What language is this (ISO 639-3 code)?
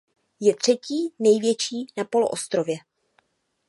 ces